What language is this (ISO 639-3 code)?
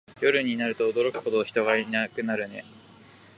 jpn